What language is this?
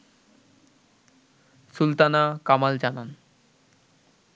Bangla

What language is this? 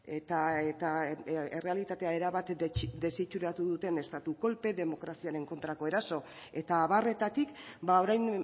Basque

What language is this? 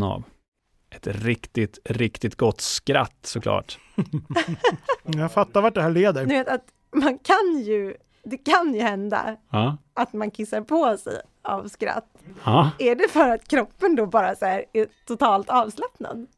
Swedish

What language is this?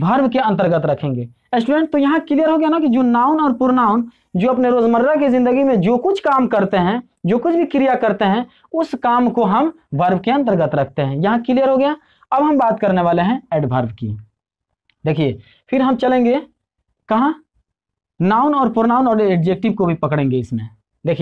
Hindi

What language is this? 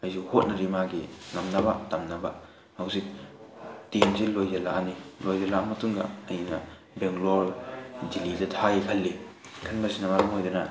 Manipuri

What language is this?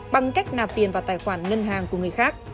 Vietnamese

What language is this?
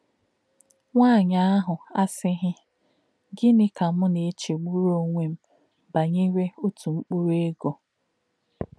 Igbo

